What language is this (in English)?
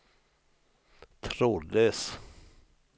Swedish